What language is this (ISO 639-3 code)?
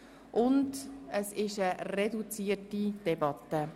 gsw